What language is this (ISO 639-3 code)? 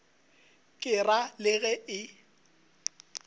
nso